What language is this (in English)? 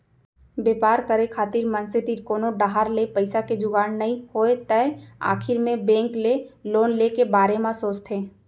Chhattisgarhi